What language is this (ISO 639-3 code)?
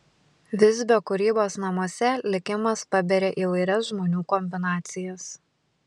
lit